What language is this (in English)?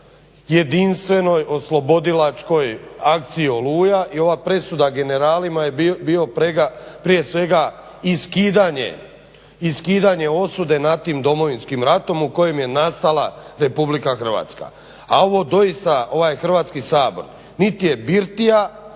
Croatian